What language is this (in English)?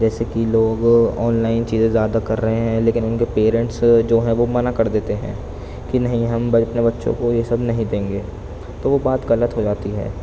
Urdu